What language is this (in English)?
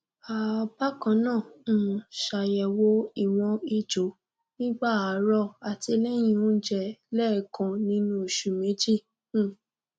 Yoruba